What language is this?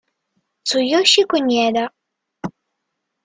Italian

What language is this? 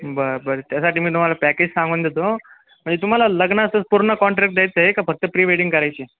Marathi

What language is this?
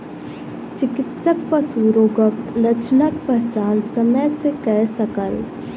Maithili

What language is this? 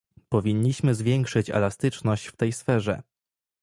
Polish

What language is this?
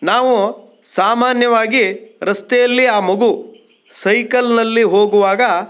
Kannada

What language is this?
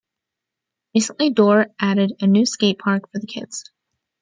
English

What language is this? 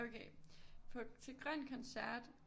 Danish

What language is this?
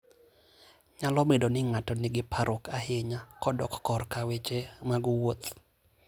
Luo (Kenya and Tanzania)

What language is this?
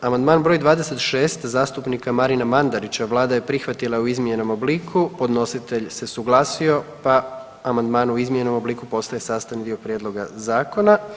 Croatian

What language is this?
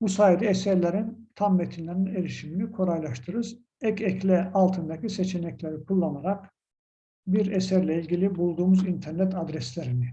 Turkish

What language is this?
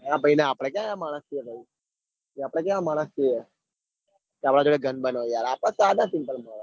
Gujarati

